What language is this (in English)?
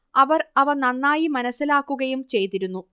Malayalam